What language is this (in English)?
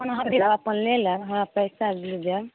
Maithili